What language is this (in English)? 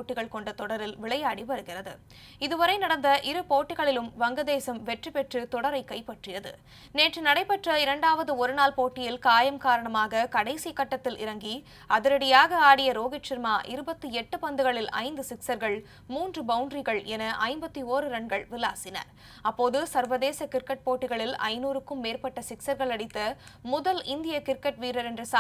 Romanian